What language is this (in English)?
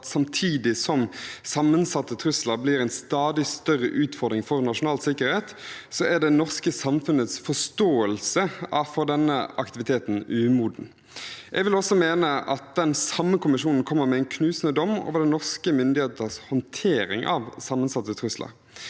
Norwegian